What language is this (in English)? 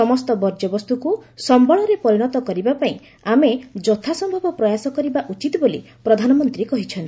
Odia